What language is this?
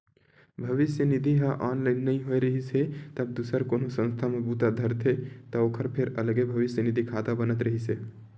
Chhattisgarhi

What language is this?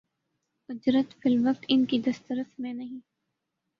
Urdu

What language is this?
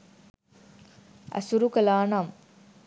Sinhala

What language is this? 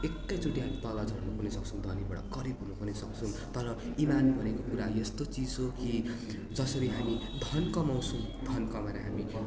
Nepali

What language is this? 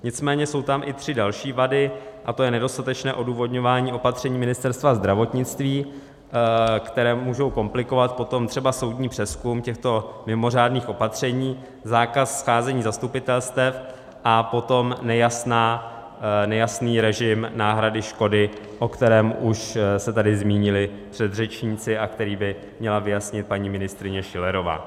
Czech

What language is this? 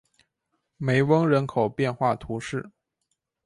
Chinese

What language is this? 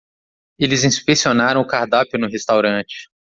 Portuguese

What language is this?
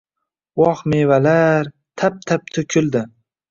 Uzbek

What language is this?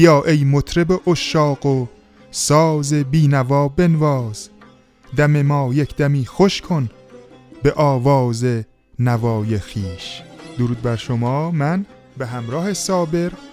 Persian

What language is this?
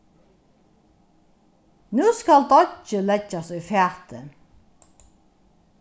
Faroese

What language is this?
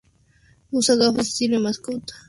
Spanish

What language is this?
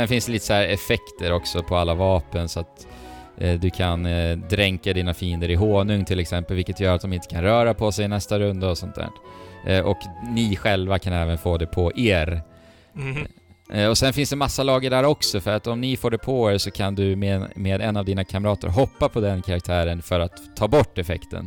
Swedish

